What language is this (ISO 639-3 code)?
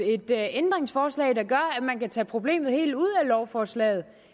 dan